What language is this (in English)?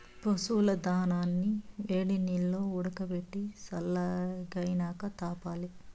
Telugu